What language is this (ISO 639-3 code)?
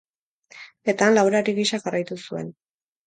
eus